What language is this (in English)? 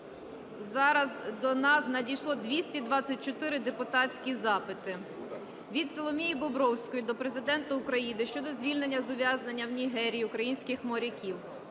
Ukrainian